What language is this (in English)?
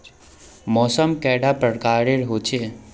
Magahi